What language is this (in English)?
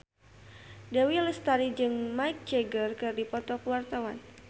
Sundanese